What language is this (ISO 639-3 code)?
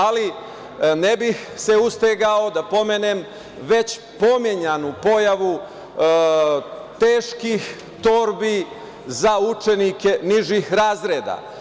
srp